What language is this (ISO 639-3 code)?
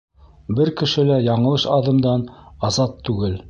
bak